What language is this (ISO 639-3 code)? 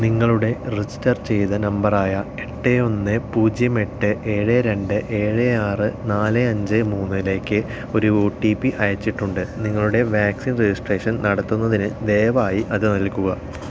mal